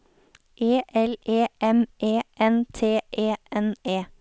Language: Norwegian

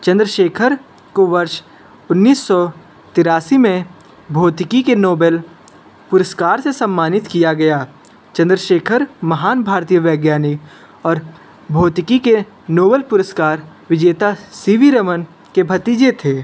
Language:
Hindi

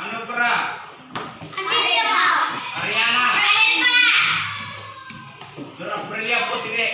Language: Indonesian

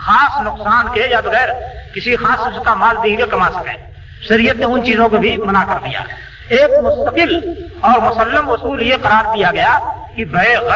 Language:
Urdu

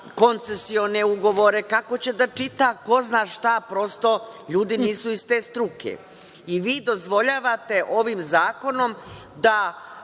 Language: Serbian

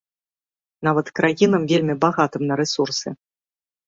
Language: Belarusian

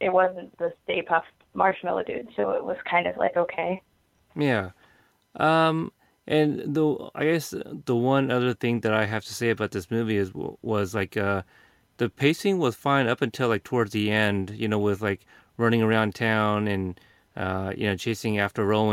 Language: English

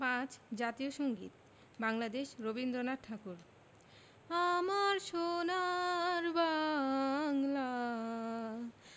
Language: Bangla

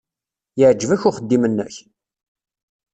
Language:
Kabyle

